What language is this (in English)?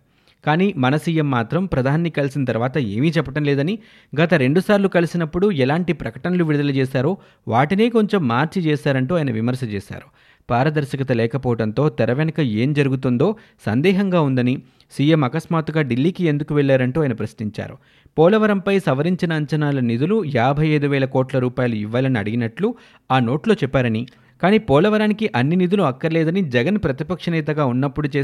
Telugu